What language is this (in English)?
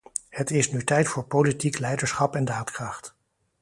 Dutch